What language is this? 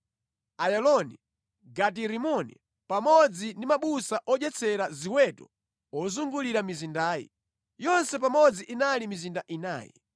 Nyanja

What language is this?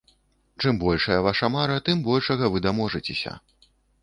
Belarusian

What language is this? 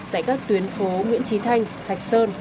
Vietnamese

